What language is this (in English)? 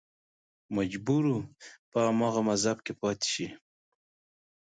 Pashto